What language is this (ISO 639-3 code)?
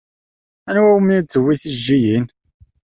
kab